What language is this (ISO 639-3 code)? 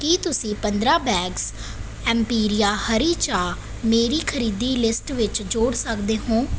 pan